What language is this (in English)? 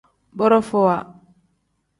Tem